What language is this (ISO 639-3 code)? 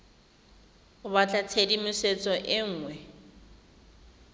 tsn